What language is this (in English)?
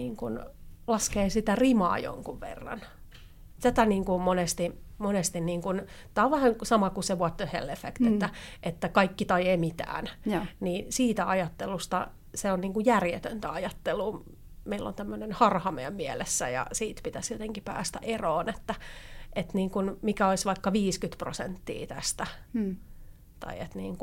Finnish